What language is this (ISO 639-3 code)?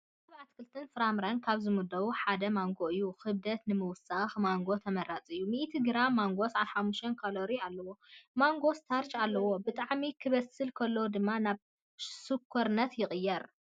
tir